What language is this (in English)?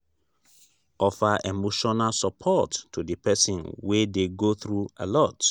Nigerian Pidgin